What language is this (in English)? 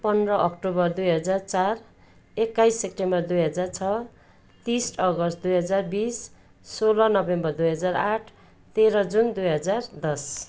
Nepali